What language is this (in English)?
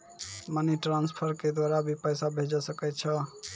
Maithili